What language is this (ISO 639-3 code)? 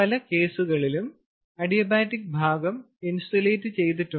mal